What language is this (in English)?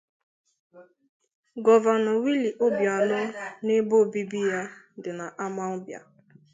Igbo